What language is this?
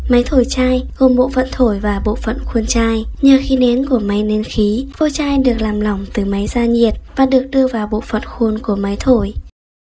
Vietnamese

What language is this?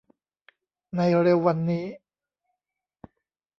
Thai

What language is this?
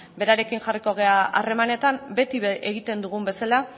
Basque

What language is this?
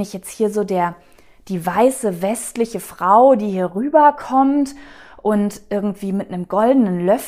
German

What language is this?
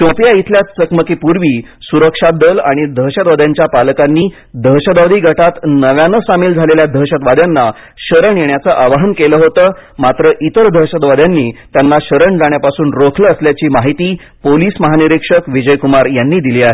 Marathi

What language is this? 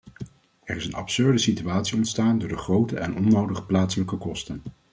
Dutch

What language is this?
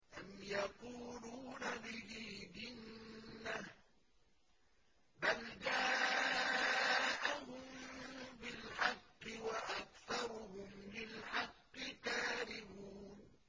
Arabic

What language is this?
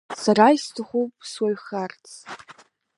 Abkhazian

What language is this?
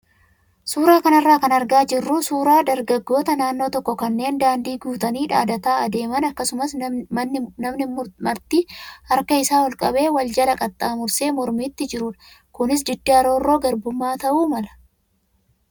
Oromo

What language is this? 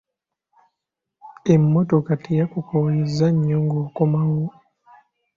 Ganda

